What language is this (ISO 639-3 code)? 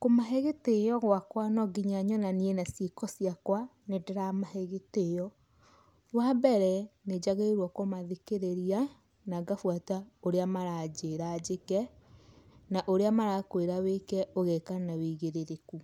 kik